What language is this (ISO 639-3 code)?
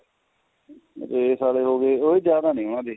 pan